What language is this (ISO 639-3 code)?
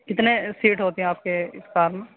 urd